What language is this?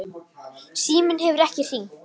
Icelandic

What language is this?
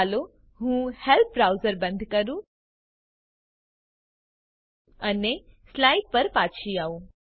Gujarati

